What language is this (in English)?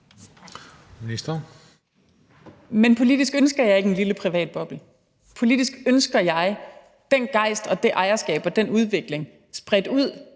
Danish